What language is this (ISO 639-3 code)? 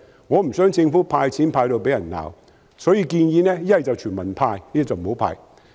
yue